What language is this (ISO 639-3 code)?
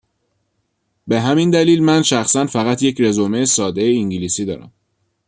fas